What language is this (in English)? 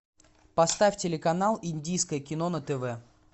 Russian